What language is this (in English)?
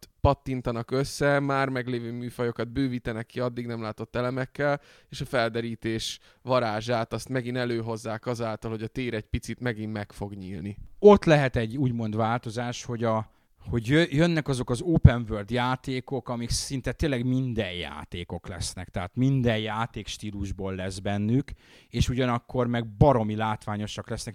Hungarian